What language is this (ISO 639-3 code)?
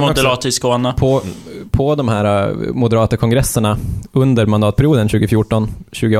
swe